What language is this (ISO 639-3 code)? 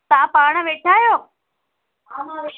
snd